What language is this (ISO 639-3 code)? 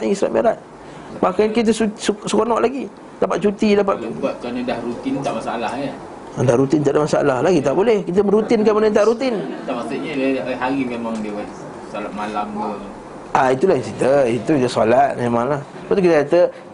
msa